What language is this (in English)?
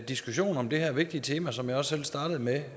Danish